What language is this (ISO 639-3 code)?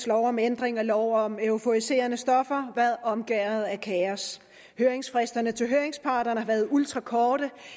dan